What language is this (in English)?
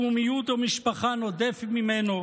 Hebrew